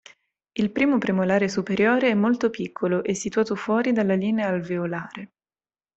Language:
Italian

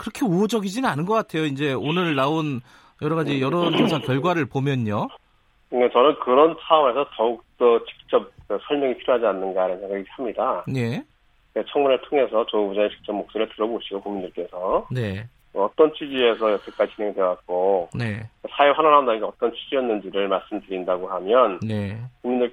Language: Korean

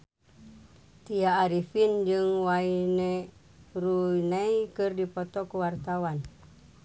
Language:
Sundanese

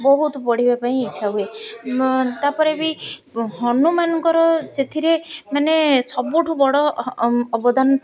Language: Odia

